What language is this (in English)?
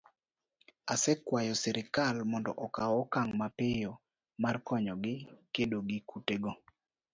Luo (Kenya and Tanzania)